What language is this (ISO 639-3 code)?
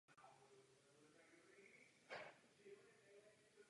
ces